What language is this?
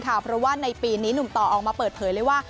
Thai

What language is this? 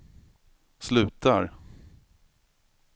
Swedish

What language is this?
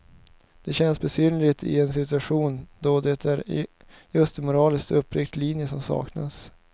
Swedish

